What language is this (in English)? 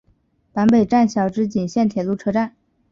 Chinese